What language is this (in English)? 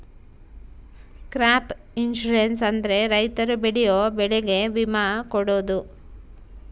Kannada